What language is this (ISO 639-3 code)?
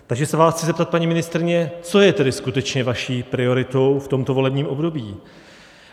ces